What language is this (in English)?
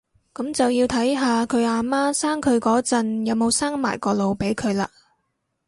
Cantonese